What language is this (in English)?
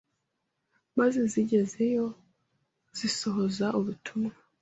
Kinyarwanda